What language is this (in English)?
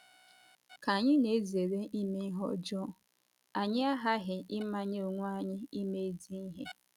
Igbo